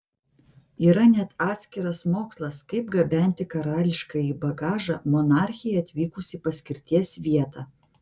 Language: Lithuanian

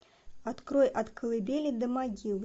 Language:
Russian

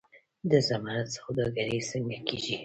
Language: Pashto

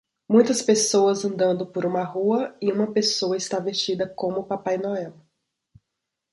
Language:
Portuguese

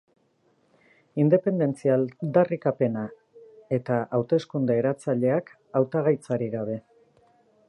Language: Basque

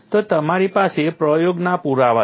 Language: Gujarati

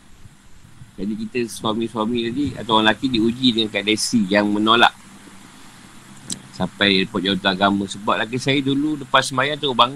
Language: Malay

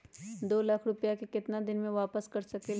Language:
Magahi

